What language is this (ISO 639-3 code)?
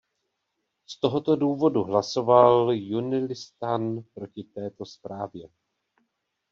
ces